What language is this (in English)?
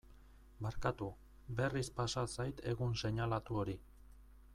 Basque